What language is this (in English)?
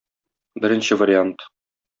Tatar